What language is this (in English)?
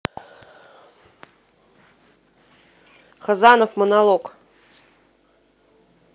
Russian